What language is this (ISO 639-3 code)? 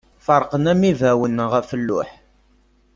kab